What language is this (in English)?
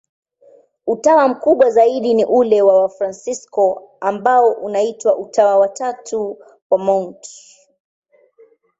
Swahili